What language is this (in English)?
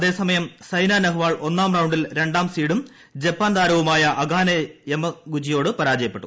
Malayalam